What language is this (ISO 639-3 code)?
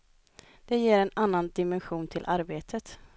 swe